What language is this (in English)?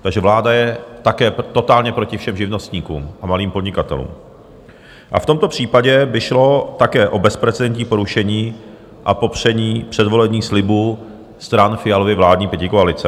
Czech